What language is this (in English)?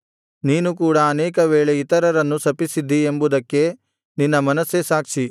Kannada